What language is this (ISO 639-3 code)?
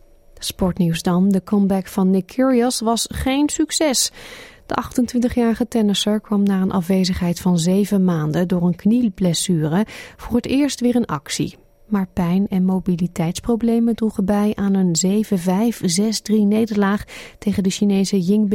nld